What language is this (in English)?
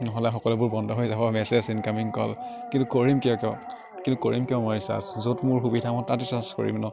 Assamese